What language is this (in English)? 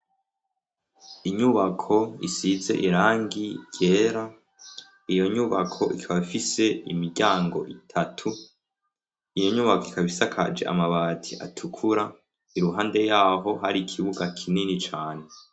Rundi